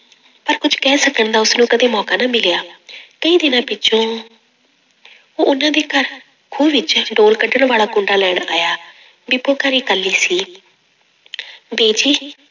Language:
Punjabi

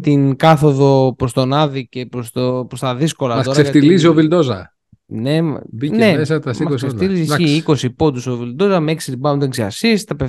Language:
Greek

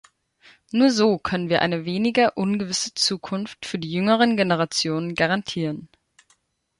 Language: German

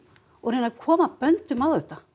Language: Icelandic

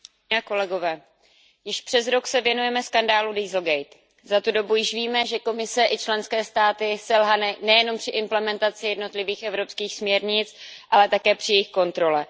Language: Czech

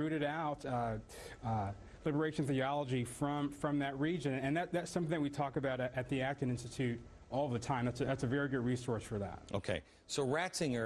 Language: Spanish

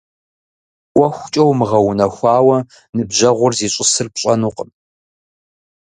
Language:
Kabardian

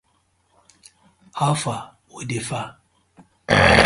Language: Nigerian Pidgin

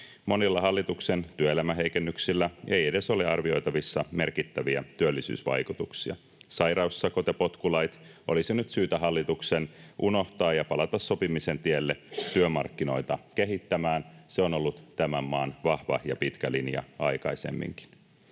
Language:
Finnish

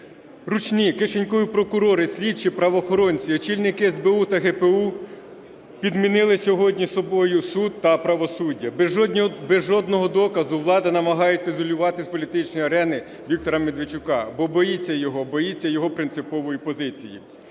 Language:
Ukrainian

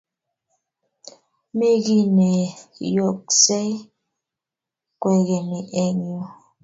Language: Kalenjin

